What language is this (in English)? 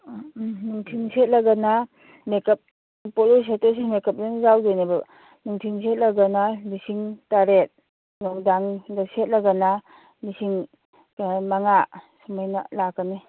Manipuri